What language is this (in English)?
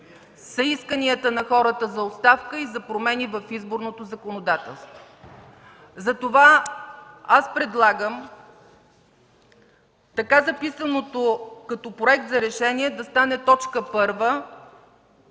Bulgarian